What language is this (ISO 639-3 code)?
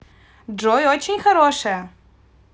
rus